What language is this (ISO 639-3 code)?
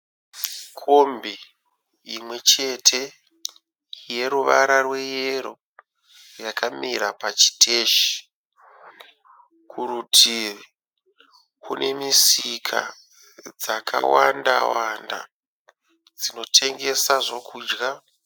sna